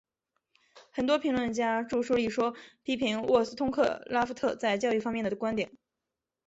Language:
Chinese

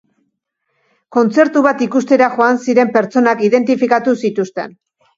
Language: Basque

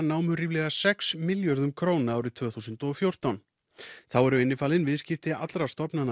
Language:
Icelandic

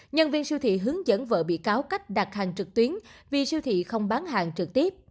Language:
Vietnamese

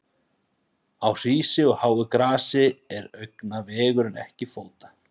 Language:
Icelandic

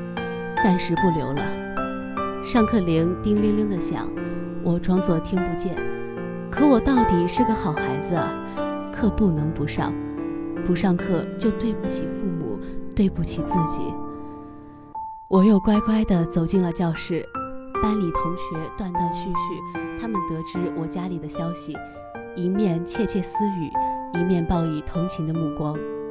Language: Chinese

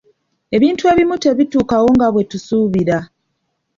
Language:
Ganda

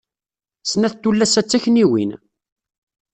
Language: Kabyle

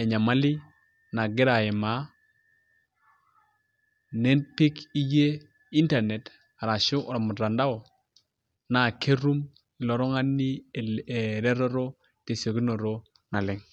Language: Masai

